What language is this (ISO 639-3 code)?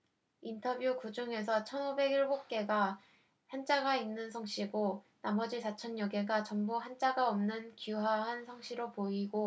kor